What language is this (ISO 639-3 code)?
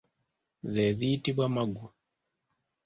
lug